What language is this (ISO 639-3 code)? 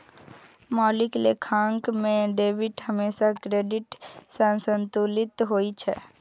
mai